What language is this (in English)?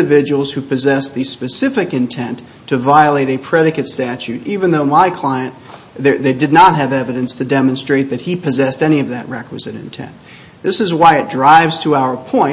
English